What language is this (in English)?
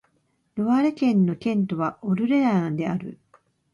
Japanese